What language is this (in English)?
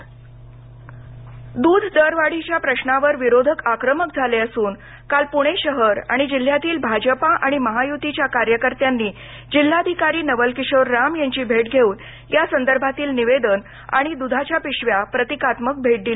Marathi